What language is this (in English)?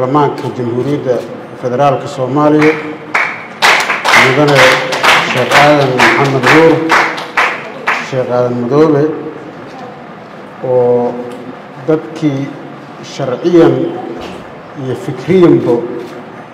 Arabic